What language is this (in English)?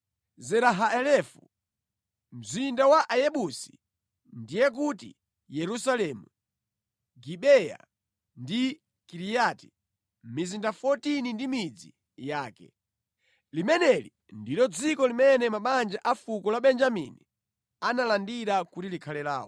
Nyanja